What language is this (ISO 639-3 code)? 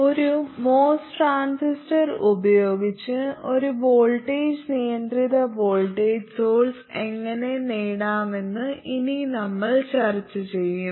mal